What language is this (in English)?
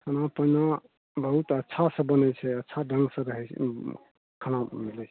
Maithili